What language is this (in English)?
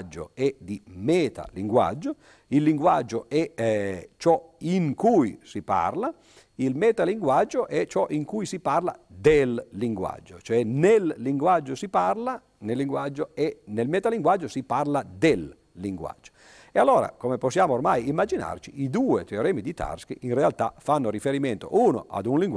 Italian